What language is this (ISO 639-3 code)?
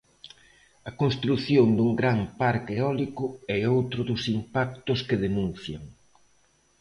glg